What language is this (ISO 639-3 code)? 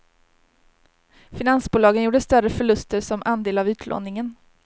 swe